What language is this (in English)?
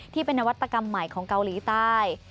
Thai